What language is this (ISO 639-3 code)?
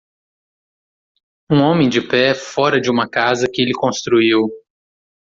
por